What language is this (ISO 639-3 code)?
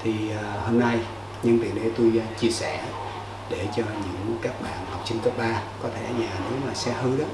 vie